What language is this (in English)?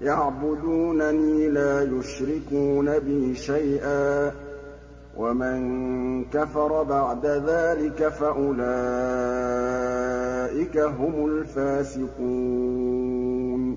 Arabic